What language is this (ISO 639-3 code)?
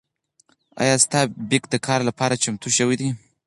pus